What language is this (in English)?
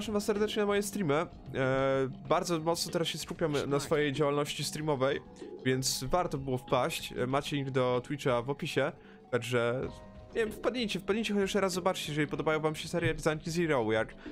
Polish